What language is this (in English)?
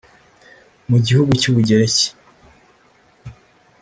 Kinyarwanda